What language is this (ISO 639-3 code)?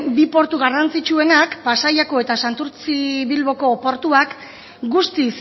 eus